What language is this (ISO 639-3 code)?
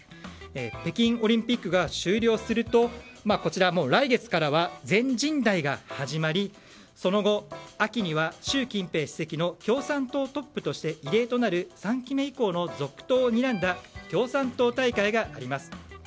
jpn